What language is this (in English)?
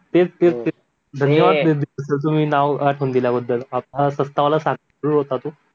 Marathi